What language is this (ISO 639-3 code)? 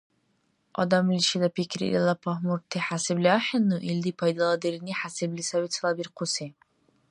dar